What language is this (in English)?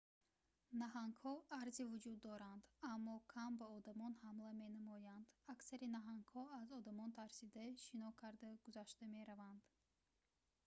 Tajik